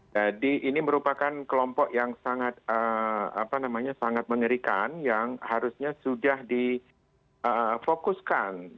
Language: Indonesian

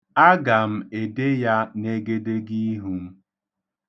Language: Igbo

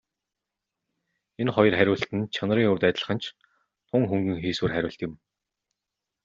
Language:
Mongolian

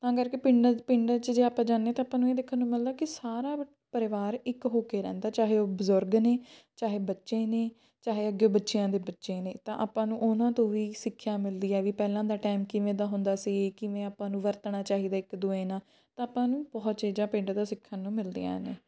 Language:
Punjabi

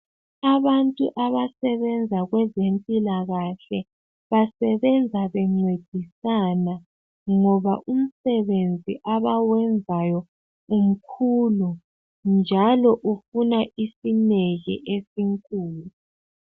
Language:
North Ndebele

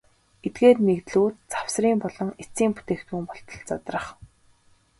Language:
Mongolian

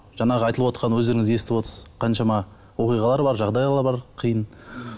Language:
Kazakh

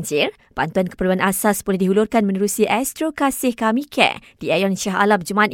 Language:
Malay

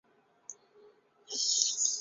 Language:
Chinese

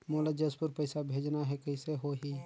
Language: Chhattisgarhi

